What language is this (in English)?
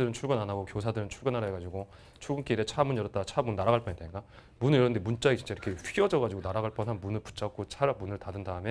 Korean